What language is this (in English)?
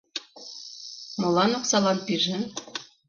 Mari